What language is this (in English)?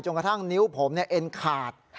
Thai